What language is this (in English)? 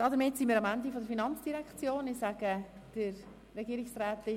Swiss German